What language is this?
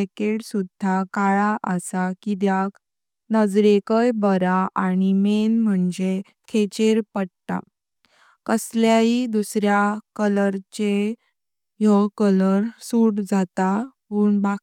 Konkani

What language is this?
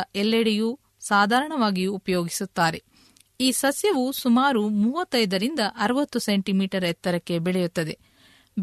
Kannada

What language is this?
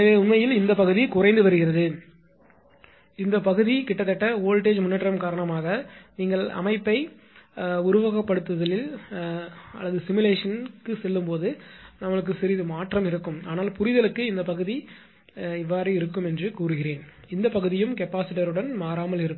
Tamil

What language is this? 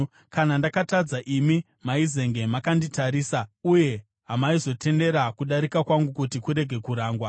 Shona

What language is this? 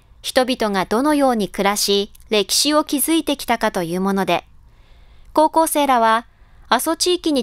Japanese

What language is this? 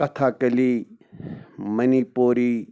Kashmiri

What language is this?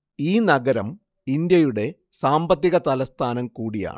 Malayalam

